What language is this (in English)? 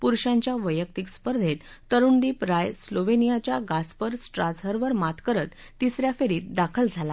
Marathi